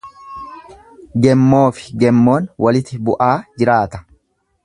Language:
Oromo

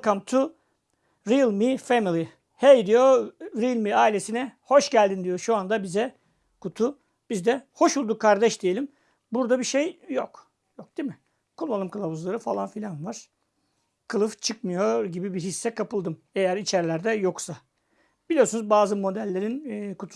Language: Turkish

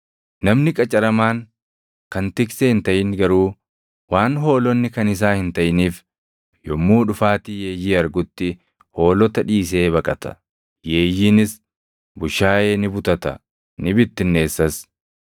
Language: Oromo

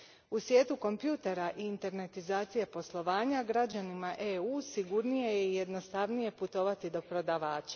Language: Croatian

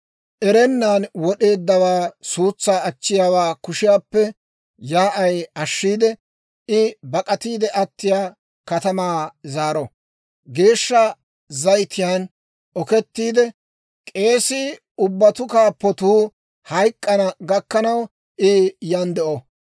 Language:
Dawro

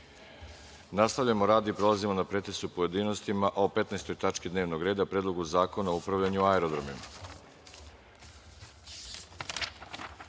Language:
Serbian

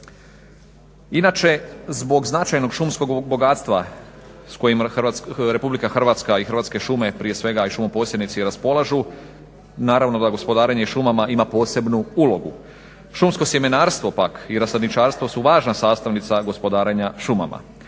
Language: Croatian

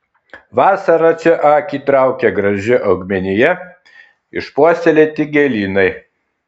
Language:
Lithuanian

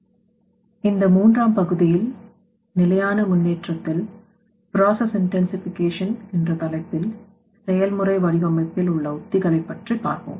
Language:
Tamil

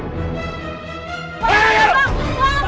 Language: Indonesian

